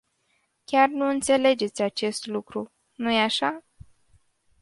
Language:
Romanian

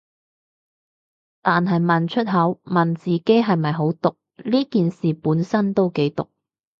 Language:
Cantonese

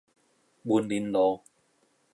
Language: Min Nan Chinese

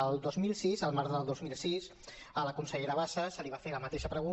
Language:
Catalan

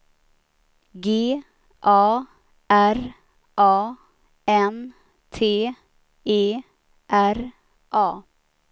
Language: Swedish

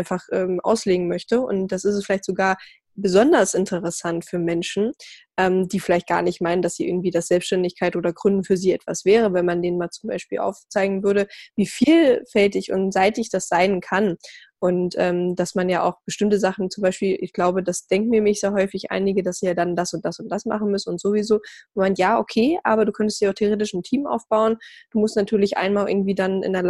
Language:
German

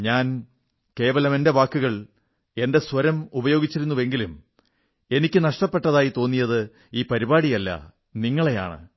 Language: Malayalam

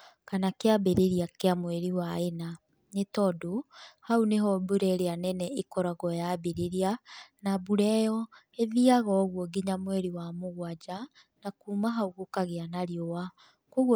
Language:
Kikuyu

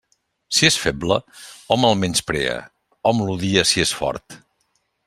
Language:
Catalan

